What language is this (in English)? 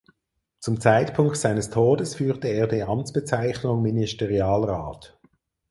German